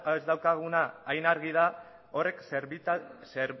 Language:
Basque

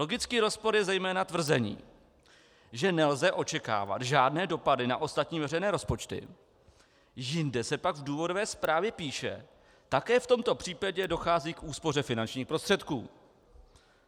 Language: Czech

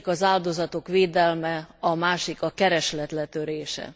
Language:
Hungarian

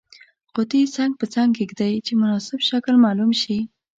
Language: Pashto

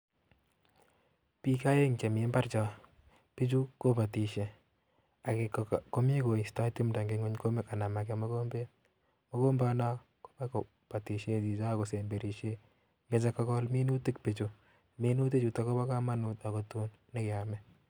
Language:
Kalenjin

